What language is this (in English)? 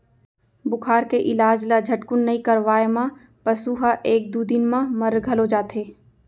Chhattisgarhi